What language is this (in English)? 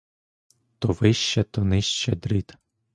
Ukrainian